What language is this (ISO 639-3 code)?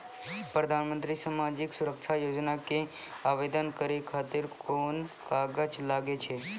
mai